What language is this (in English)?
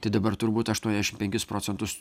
Lithuanian